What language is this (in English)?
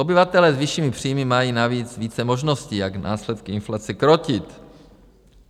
Czech